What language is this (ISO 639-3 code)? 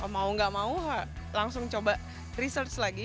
ind